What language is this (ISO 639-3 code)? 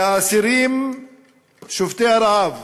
heb